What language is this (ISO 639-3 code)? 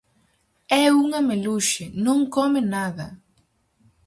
glg